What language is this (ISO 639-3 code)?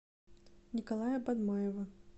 rus